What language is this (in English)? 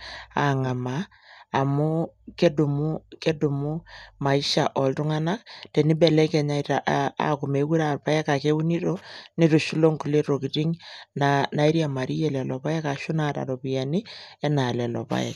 Masai